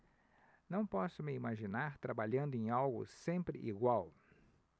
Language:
Portuguese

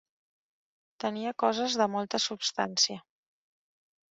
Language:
Catalan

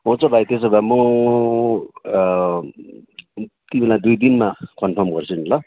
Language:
Nepali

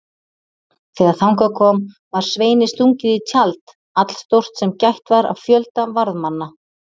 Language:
Icelandic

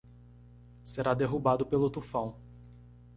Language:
Portuguese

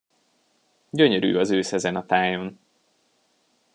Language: Hungarian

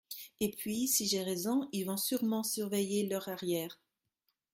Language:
French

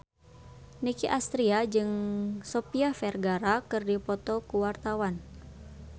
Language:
Sundanese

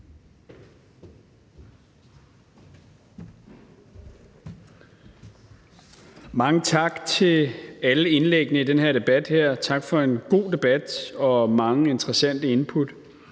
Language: Danish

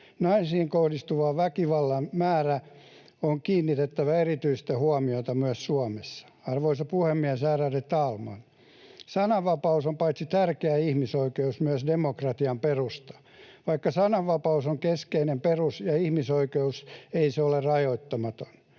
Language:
Finnish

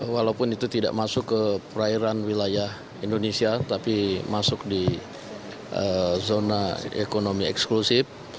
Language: Indonesian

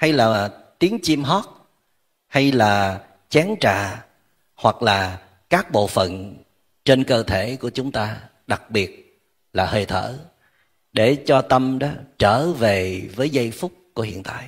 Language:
Vietnamese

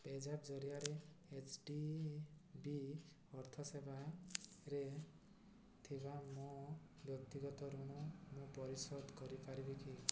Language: Odia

